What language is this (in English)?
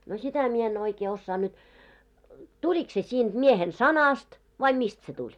Finnish